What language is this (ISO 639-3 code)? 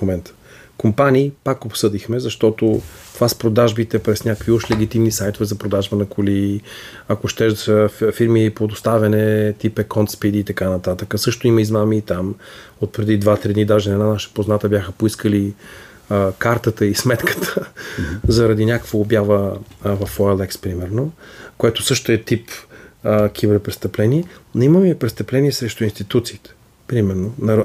bul